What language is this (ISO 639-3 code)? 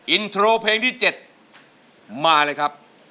tha